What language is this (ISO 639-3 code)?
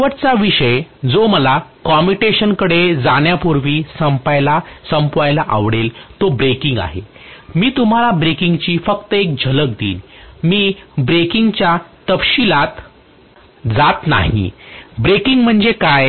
mar